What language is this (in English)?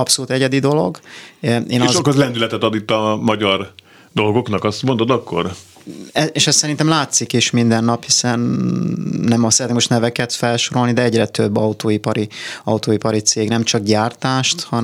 Hungarian